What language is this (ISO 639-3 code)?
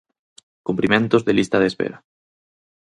glg